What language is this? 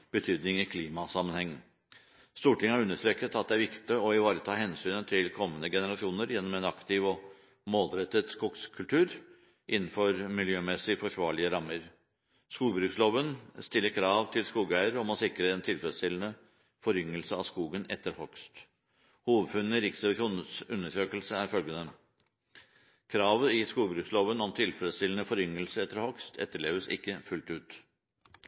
Norwegian Bokmål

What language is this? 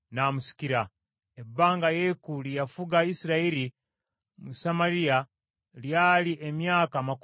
Ganda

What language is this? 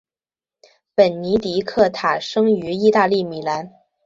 Chinese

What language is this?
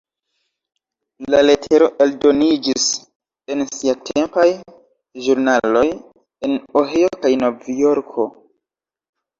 Esperanto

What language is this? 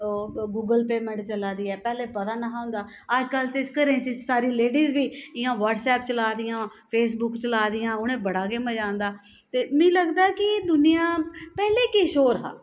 Dogri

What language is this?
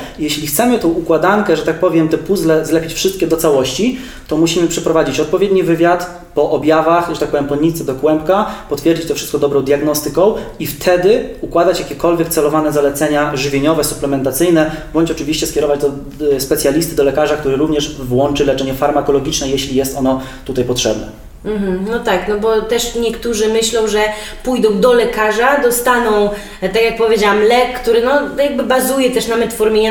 Polish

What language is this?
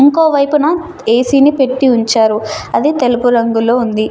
Telugu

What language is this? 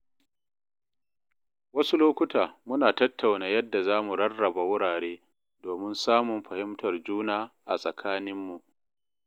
Hausa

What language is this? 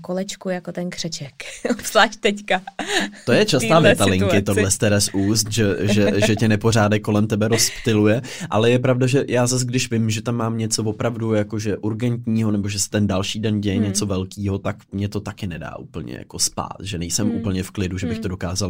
Czech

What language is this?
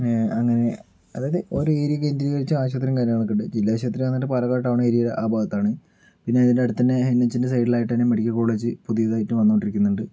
Malayalam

